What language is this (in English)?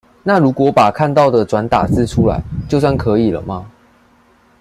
Chinese